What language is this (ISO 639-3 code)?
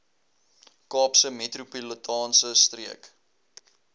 afr